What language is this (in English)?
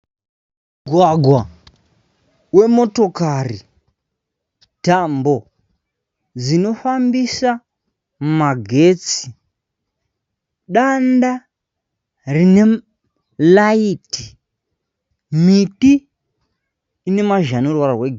Shona